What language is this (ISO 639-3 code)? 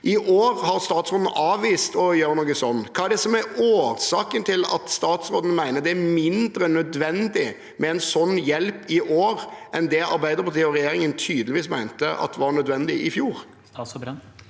nor